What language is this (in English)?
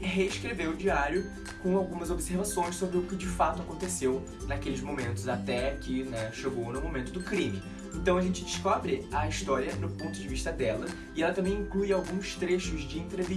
Portuguese